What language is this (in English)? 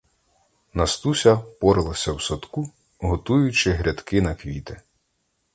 Ukrainian